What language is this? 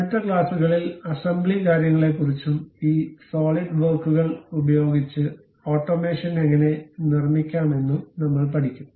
Malayalam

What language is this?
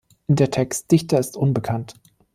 German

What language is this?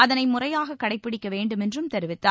Tamil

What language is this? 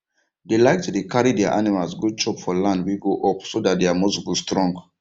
Nigerian Pidgin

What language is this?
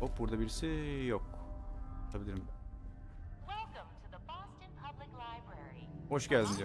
Turkish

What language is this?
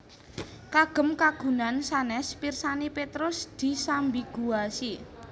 Javanese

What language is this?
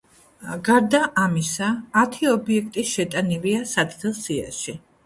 Georgian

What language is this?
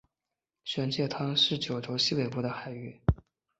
Chinese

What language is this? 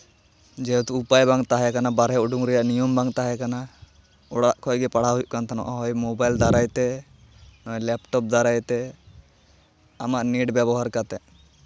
Santali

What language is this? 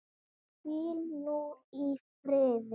Icelandic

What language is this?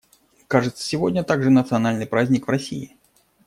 Russian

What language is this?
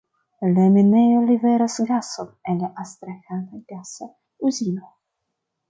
Esperanto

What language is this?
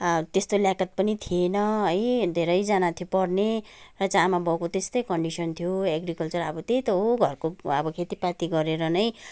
Nepali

